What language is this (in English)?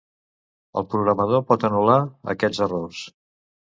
Catalan